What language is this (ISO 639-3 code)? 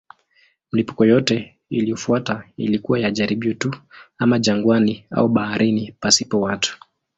swa